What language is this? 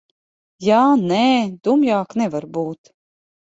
Latvian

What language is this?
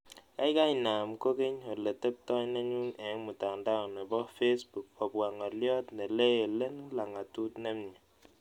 Kalenjin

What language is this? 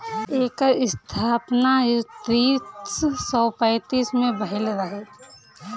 Bhojpuri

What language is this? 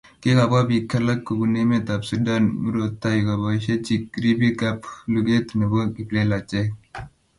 Kalenjin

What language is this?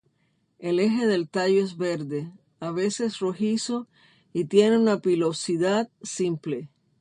Spanish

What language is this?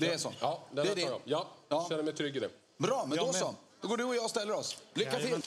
Swedish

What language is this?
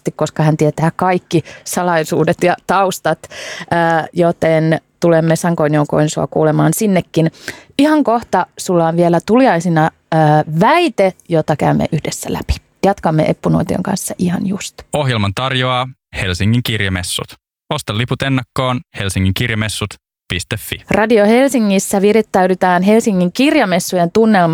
Finnish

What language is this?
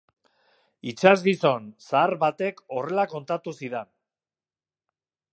Basque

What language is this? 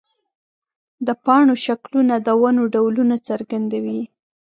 Pashto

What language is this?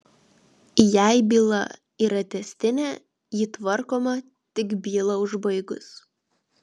Lithuanian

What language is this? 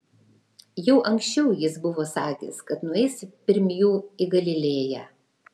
Lithuanian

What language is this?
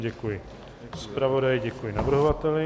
Czech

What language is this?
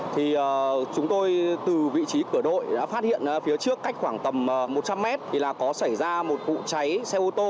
Vietnamese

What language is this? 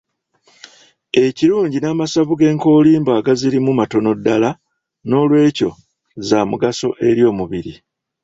Ganda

